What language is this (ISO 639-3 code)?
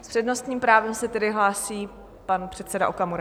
ces